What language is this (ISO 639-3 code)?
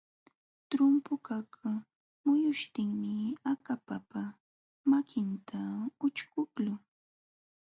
qxw